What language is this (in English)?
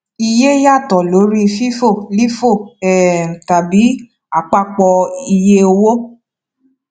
Yoruba